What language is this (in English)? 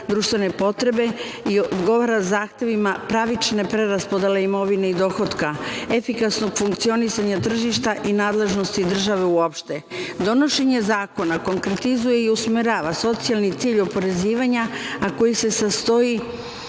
Serbian